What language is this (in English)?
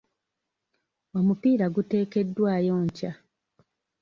Ganda